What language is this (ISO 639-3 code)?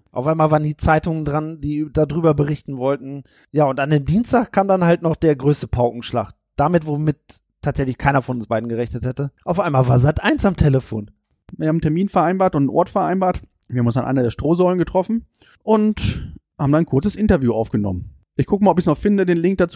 deu